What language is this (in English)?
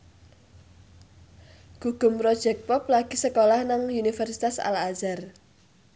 Javanese